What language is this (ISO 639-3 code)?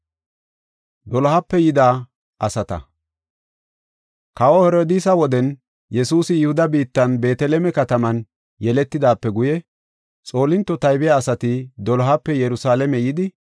gof